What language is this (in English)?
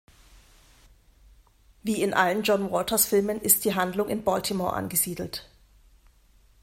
German